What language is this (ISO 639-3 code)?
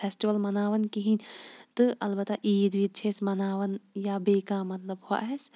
kas